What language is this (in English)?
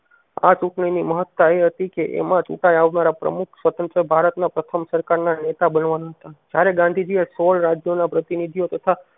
Gujarati